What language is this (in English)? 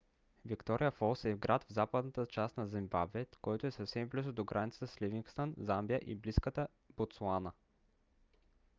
Bulgarian